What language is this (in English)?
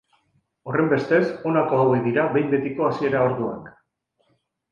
Basque